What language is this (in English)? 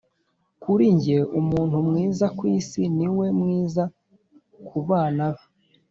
Kinyarwanda